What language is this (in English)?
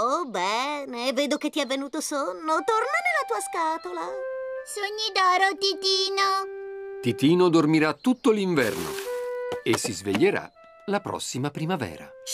Italian